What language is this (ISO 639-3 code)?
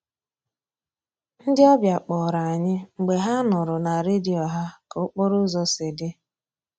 ibo